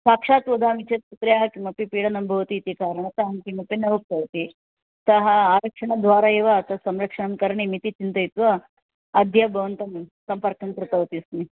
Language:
Sanskrit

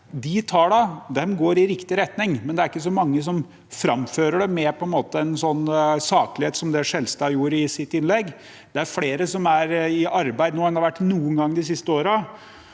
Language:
Norwegian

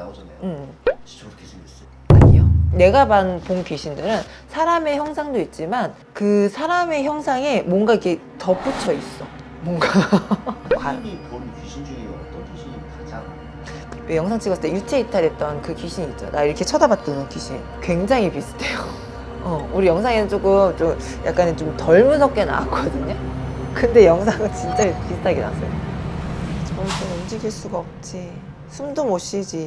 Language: Korean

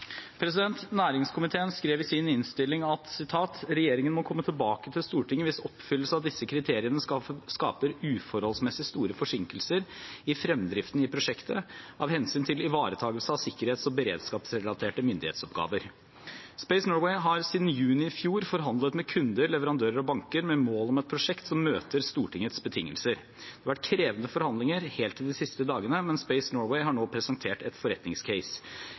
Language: Norwegian Bokmål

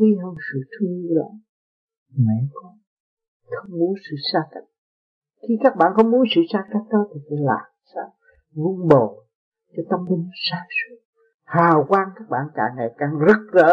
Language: Vietnamese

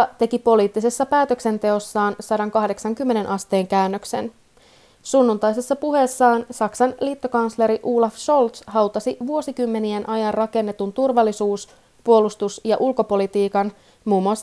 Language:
Finnish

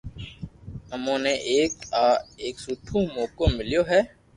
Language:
Loarki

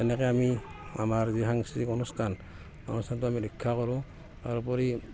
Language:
Assamese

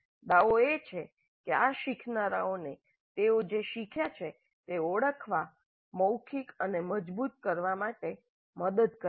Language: Gujarati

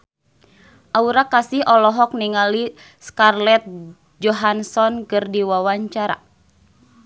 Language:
Sundanese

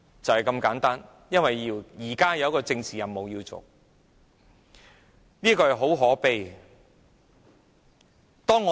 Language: Cantonese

